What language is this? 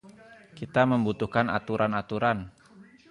Indonesian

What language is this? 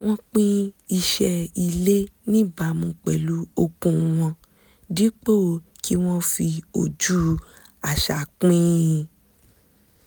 Yoruba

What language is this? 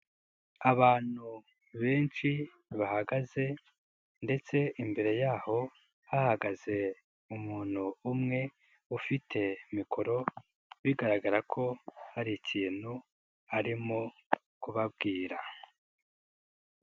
Kinyarwanda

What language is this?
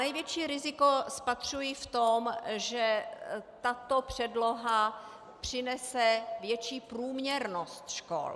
Czech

